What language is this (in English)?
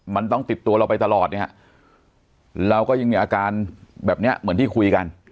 Thai